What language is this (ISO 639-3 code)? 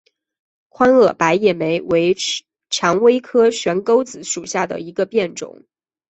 zho